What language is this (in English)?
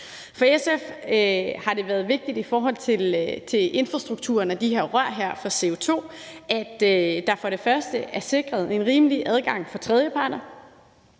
Danish